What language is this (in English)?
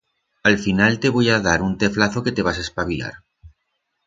Aragonese